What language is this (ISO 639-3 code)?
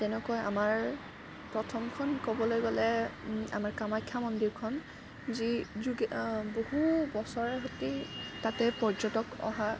asm